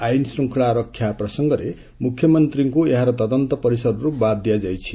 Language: Odia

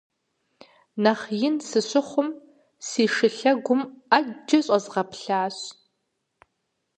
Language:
Kabardian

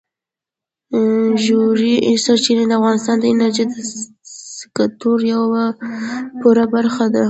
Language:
Pashto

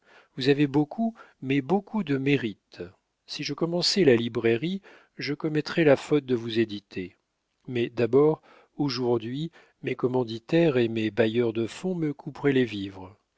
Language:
French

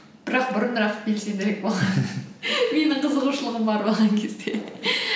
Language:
Kazakh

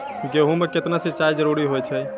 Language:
Maithili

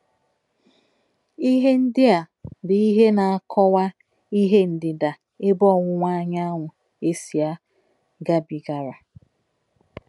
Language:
Igbo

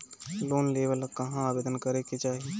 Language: Bhojpuri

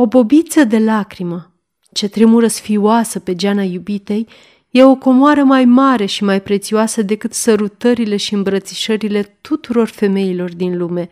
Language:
Romanian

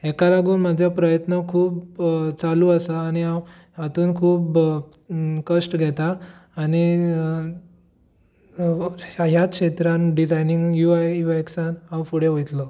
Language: Konkani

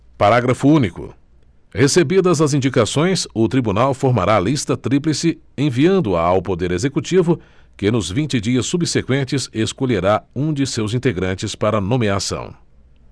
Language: Portuguese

